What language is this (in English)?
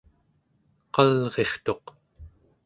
Central Yupik